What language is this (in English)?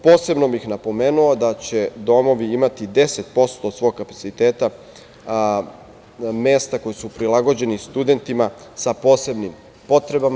Serbian